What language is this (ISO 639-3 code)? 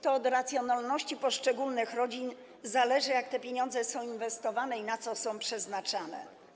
pol